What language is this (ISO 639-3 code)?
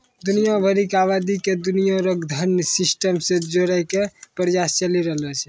mai